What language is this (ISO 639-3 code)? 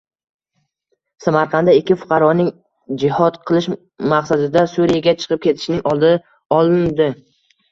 uzb